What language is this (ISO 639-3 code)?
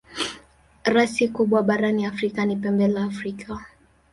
swa